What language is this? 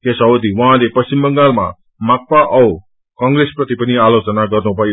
Nepali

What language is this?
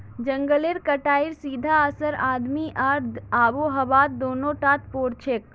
Magahi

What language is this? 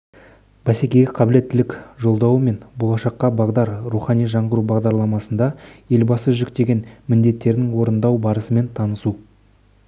Kazakh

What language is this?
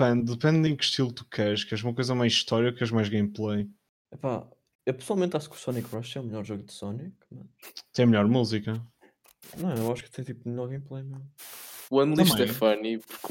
Portuguese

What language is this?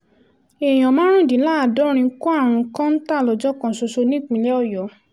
Yoruba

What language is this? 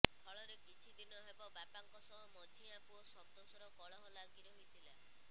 Odia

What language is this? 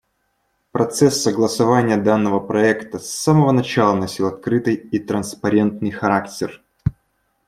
Russian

